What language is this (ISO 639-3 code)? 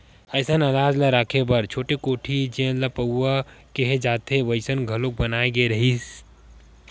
hne